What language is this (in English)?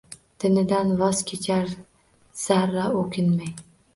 Uzbek